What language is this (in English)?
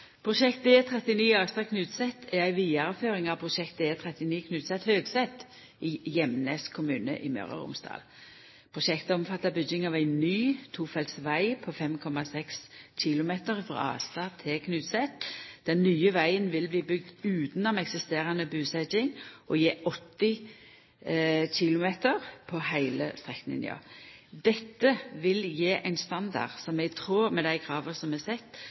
Norwegian Nynorsk